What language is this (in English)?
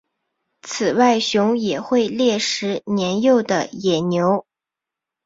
Chinese